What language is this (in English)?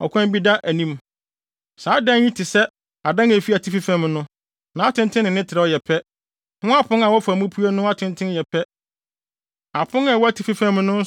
Akan